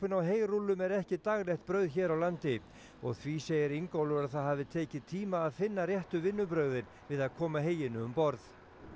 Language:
Icelandic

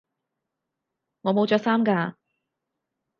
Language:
Cantonese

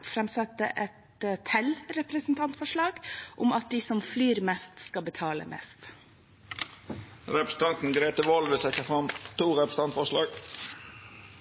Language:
Norwegian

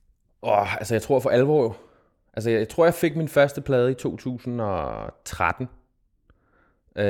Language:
Danish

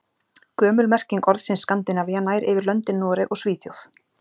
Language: Icelandic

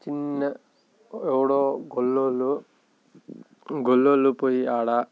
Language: Telugu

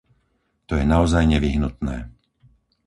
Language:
Slovak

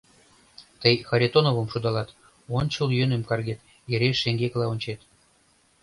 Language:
Mari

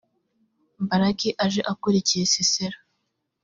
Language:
Kinyarwanda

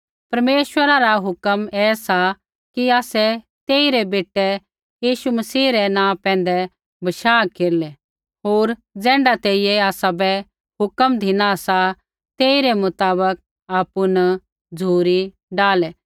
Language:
Kullu Pahari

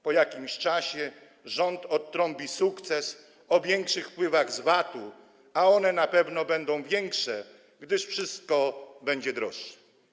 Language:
Polish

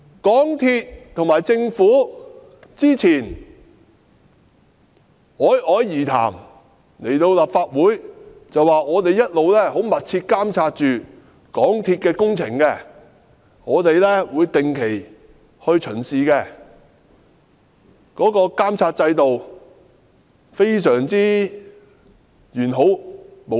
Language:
Cantonese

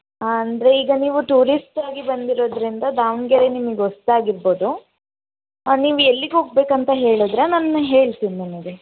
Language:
Kannada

